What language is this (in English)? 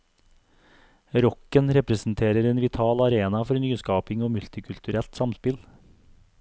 Norwegian